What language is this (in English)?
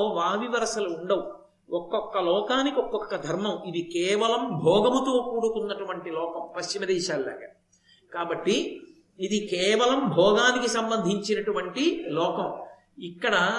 Telugu